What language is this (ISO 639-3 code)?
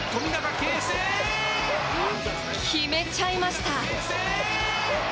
jpn